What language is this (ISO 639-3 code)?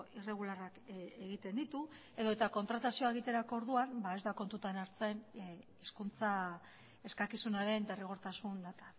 eus